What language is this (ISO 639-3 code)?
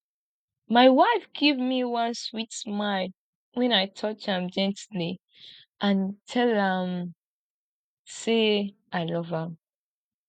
pcm